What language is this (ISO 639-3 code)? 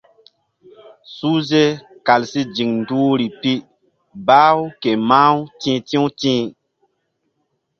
mdd